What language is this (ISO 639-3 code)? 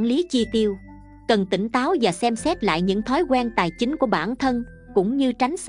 vie